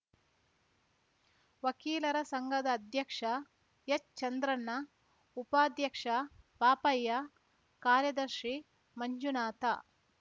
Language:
Kannada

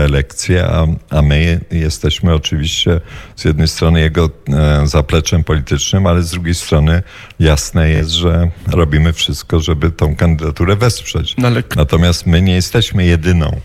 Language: Polish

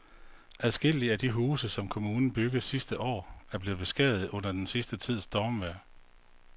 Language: Danish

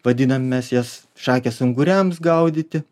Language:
Lithuanian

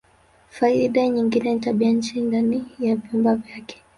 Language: Swahili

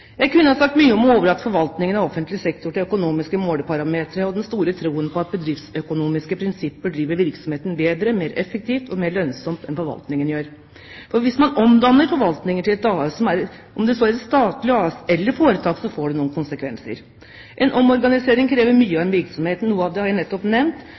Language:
Norwegian Bokmål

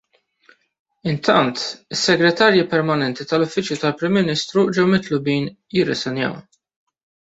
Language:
Maltese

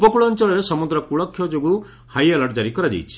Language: Odia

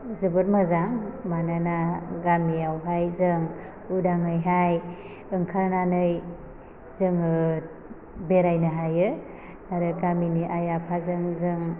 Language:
Bodo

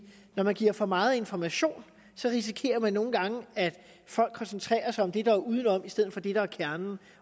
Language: Danish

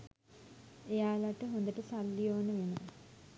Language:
Sinhala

